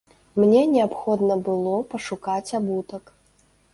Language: Belarusian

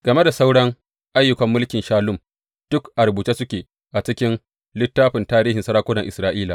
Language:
Hausa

